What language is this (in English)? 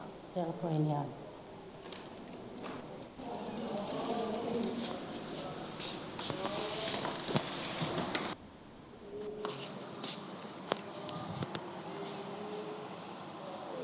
Punjabi